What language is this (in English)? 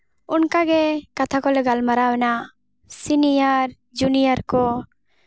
Santali